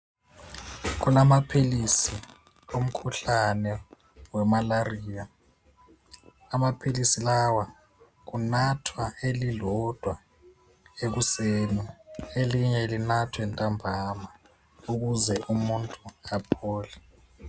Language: North Ndebele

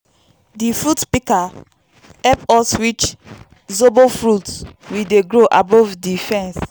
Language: Nigerian Pidgin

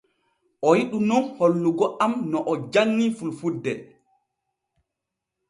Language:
Borgu Fulfulde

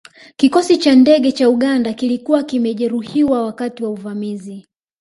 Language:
Swahili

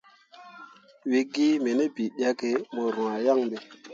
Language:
Mundang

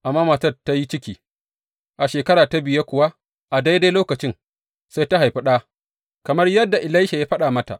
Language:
Hausa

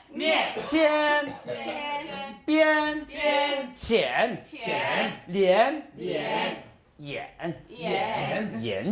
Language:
Korean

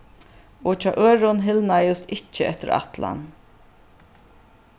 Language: Faroese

